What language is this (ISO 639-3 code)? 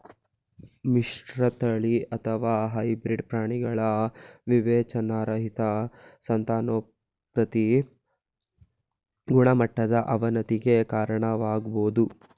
kan